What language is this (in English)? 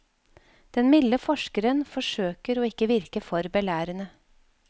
Norwegian